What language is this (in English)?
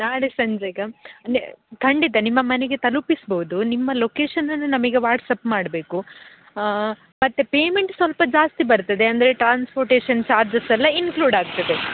Kannada